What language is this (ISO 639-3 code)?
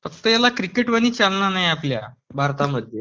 mar